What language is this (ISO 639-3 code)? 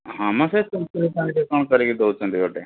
ori